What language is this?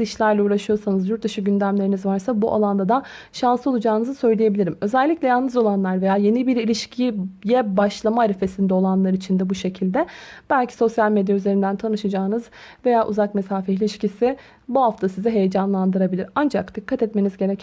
Turkish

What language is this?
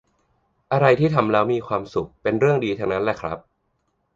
Thai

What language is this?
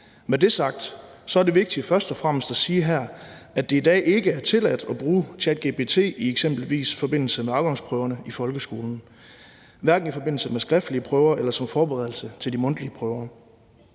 Danish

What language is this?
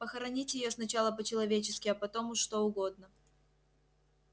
Russian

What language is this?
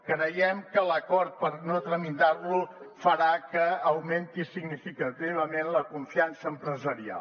Catalan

